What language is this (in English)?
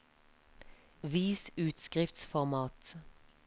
Norwegian